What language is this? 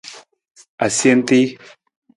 Nawdm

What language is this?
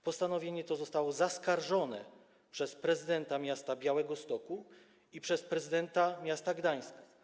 Polish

